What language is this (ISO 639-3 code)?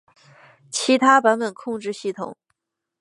zho